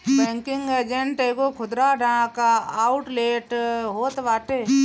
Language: Bhojpuri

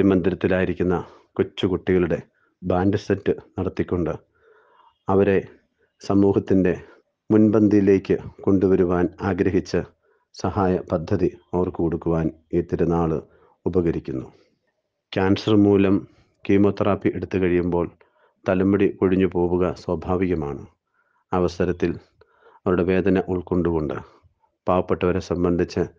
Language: Malayalam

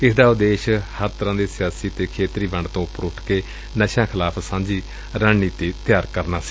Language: Punjabi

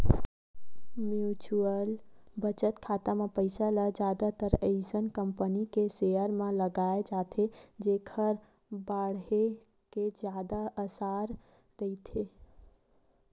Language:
Chhattisgarhi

